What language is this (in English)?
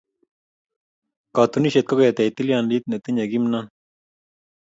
Kalenjin